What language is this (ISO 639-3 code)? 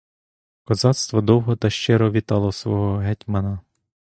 ukr